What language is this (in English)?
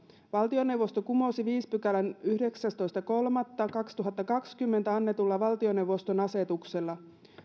Finnish